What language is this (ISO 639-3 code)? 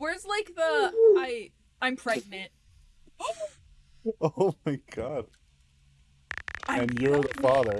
eng